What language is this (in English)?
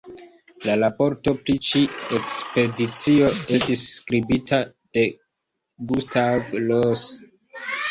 Esperanto